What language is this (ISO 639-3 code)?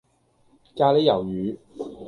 yue